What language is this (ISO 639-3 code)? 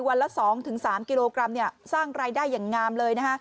tha